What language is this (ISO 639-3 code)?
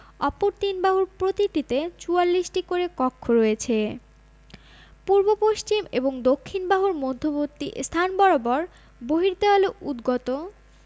ben